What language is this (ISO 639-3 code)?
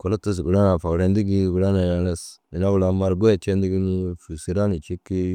dzg